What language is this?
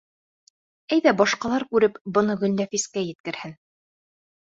Bashkir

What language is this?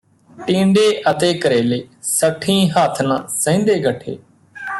Punjabi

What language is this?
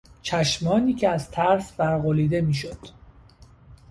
Persian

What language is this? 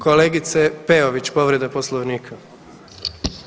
Croatian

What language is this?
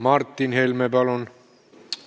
Estonian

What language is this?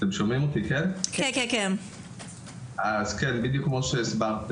Hebrew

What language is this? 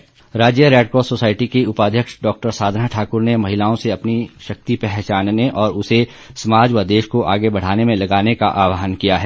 Hindi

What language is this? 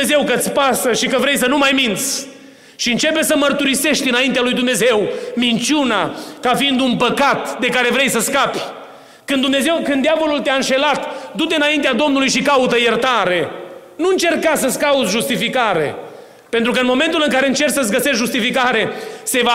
Romanian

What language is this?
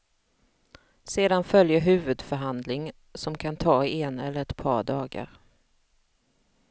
Swedish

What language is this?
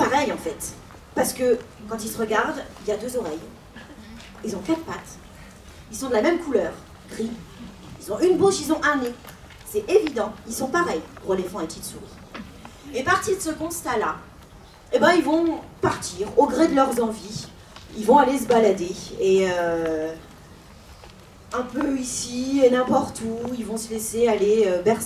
French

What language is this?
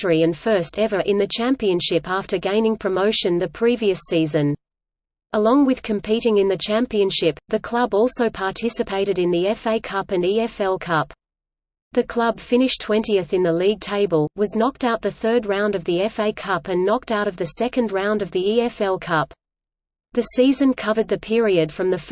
English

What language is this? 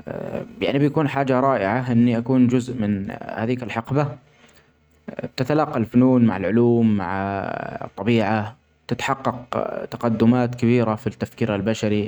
Omani Arabic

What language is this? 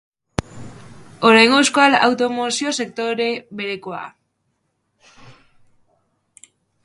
Basque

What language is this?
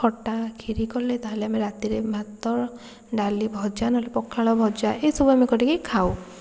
Odia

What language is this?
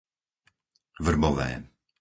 Slovak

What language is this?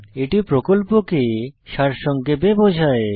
Bangla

